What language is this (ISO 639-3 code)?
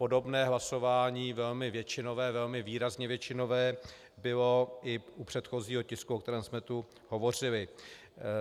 ces